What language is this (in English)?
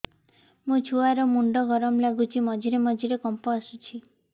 Odia